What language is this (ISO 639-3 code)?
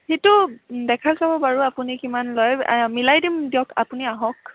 asm